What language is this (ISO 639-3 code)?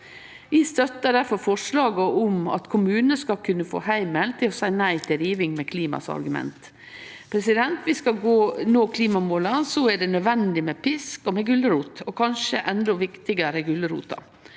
nor